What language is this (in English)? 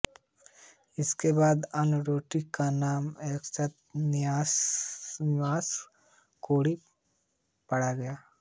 Hindi